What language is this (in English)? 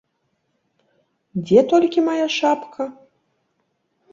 Belarusian